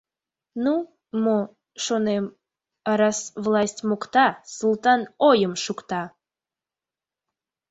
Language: Mari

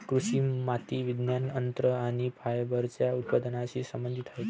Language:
Marathi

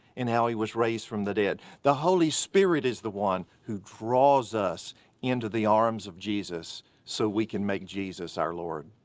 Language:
English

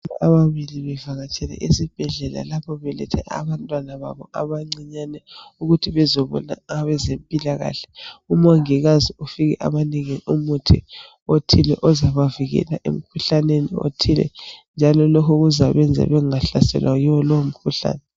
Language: North Ndebele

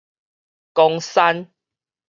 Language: Min Nan Chinese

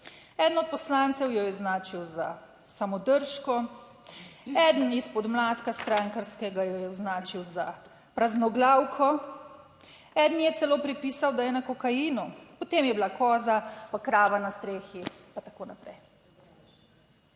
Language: Slovenian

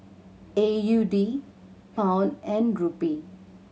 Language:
English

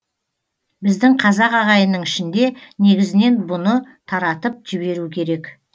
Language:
Kazakh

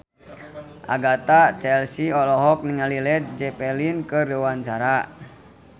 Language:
Sundanese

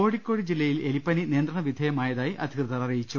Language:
Malayalam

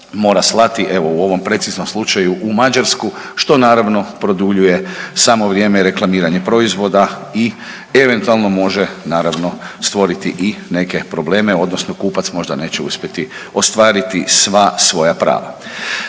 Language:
Croatian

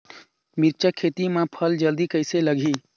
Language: Chhattisgarhi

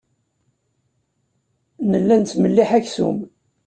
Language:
Kabyle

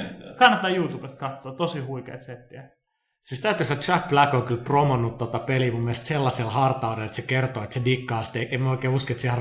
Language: Finnish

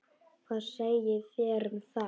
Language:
Icelandic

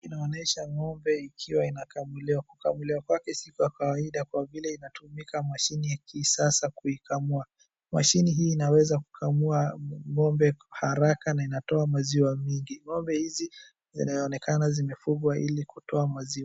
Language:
Swahili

